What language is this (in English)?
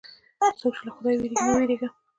Pashto